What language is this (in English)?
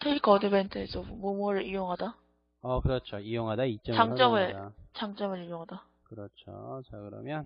Korean